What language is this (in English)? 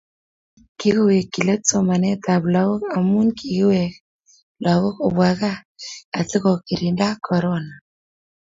Kalenjin